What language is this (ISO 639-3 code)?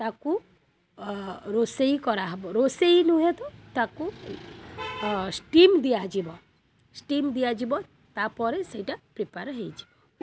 ori